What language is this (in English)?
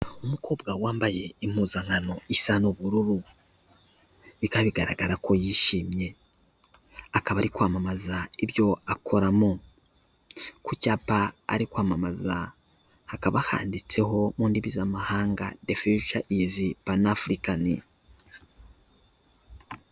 Kinyarwanda